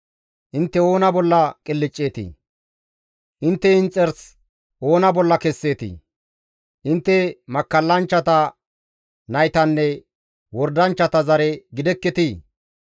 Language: Gamo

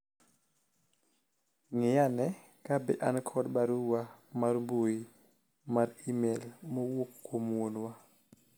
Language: Luo (Kenya and Tanzania)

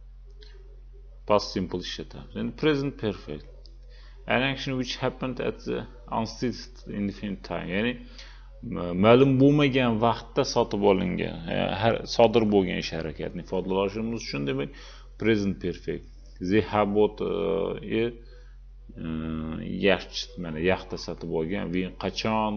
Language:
Turkish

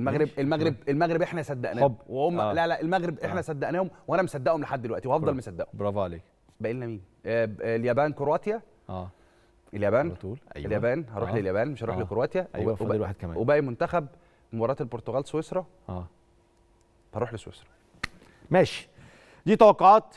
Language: Arabic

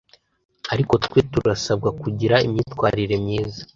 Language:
Kinyarwanda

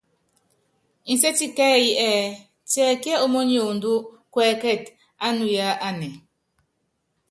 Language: Yangben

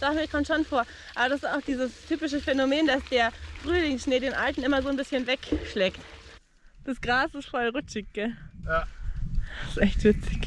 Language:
German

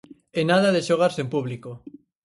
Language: Galician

